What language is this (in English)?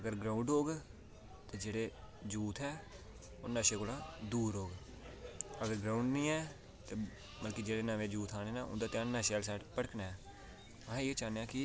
Dogri